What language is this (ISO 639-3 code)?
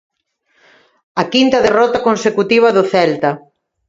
glg